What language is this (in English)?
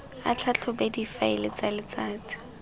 Tswana